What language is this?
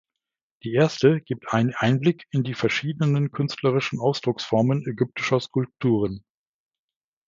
German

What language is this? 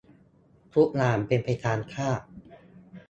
Thai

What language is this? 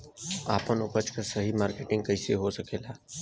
Bhojpuri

